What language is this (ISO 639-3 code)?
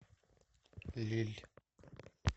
rus